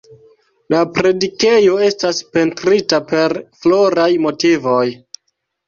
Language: Esperanto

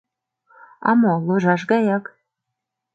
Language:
Mari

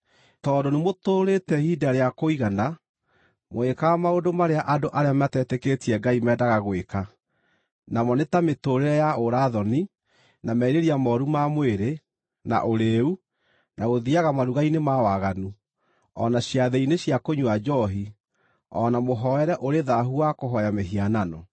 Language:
Kikuyu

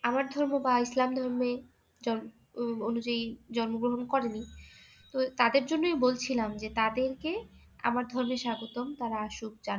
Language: Bangla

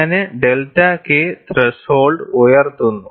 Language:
Malayalam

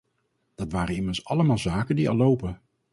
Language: Dutch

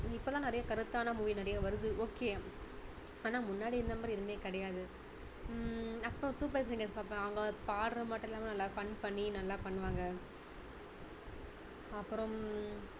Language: Tamil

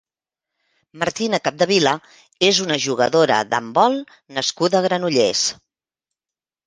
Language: Catalan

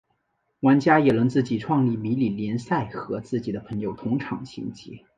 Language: Chinese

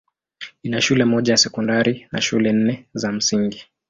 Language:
Swahili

